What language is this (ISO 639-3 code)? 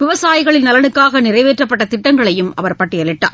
tam